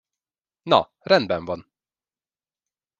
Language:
Hungarian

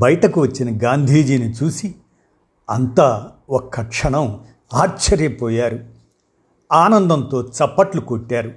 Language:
Telugu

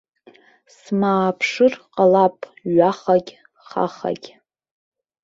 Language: Abkhazian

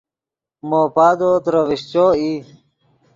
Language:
Yidgha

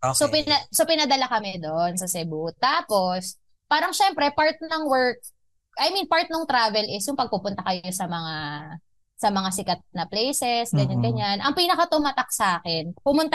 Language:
Filipino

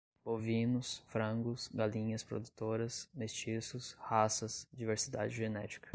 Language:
Portuguese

